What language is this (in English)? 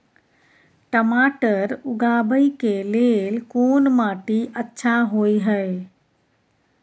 Maithili